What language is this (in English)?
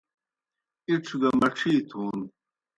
Kohistani Shina